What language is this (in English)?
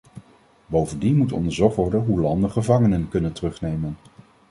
Dutch